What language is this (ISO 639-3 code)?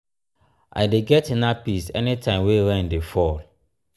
pcm